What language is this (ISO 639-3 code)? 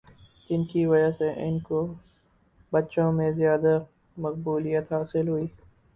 urd